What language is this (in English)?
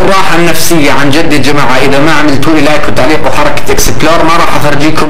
Arabic